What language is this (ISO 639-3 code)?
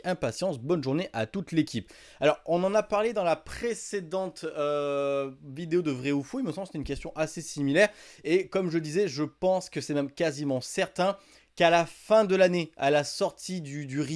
fra